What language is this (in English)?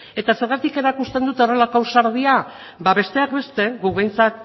Basque